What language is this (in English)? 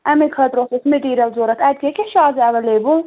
Kashmiri